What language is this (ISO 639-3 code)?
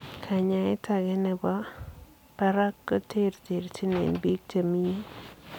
kln